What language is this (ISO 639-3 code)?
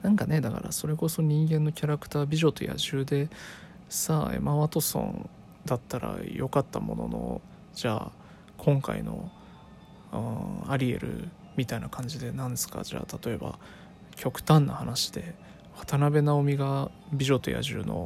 jpn